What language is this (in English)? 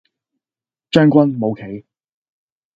Cantonese